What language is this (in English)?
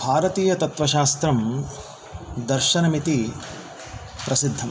Sanskrit